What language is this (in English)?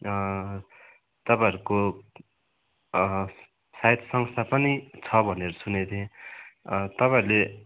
Nepali